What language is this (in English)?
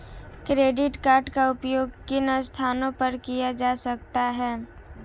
Hindi